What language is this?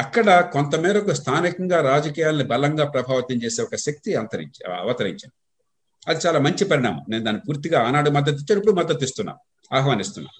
Telugu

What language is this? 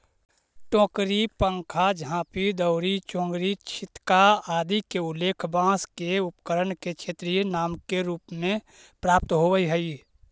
Magahi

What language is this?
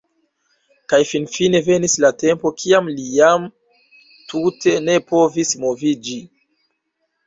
Esperanto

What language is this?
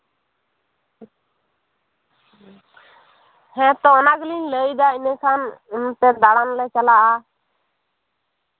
Santali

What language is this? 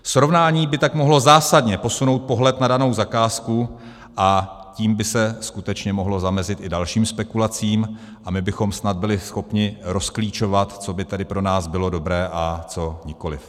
Czech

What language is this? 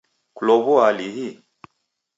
Taita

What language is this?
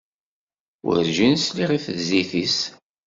Kabyle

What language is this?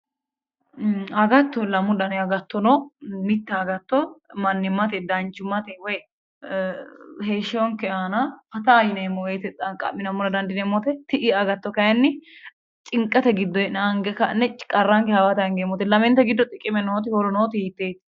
Sidamo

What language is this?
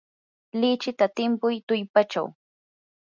Yanahuanca Pasco Quechua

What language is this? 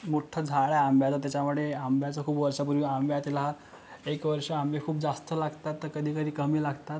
Marathi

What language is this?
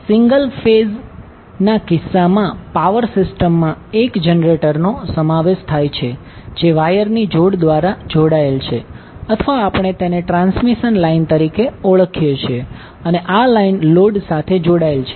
Gujarati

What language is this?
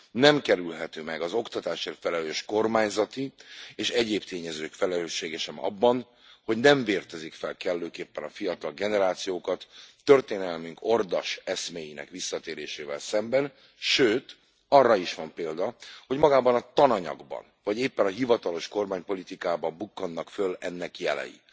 Hungarian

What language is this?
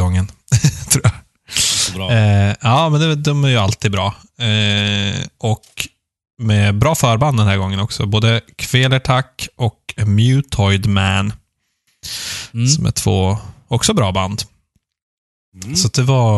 Swedish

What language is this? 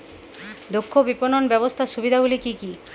Bangla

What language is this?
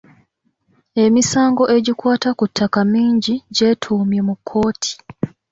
Ganda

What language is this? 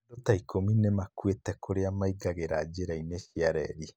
Kikuyu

